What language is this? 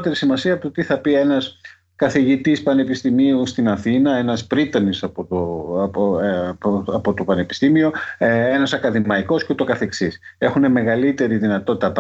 Greek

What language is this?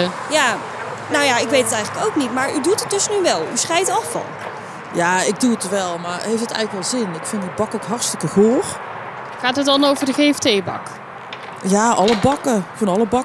Dutch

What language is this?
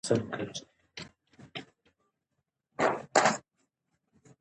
Pashto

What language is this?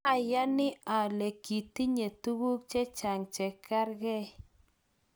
Kalenjin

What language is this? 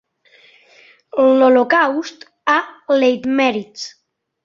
Catalan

